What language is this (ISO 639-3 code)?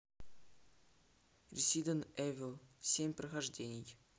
rus